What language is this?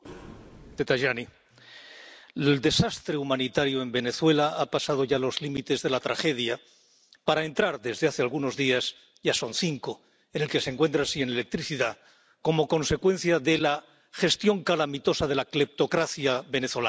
Spanish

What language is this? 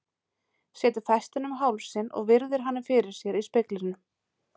Icelandic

